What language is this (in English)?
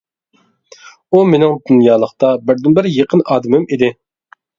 Uyghur